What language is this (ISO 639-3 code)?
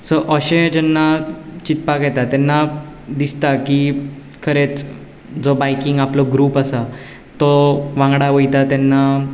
kok